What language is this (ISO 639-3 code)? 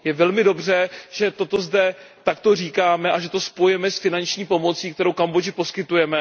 ces